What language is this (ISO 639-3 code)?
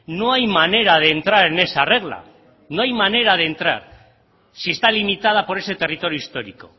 spa